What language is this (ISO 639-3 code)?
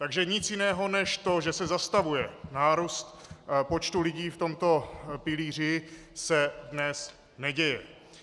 ces